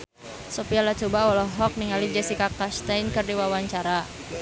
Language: Sundanese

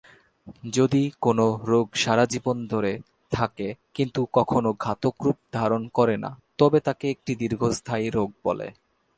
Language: Bangla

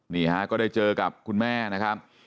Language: Thai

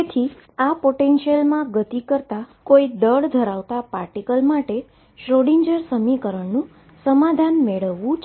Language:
Gujarati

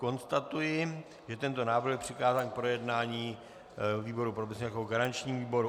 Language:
Czech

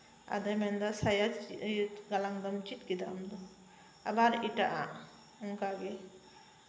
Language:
Santali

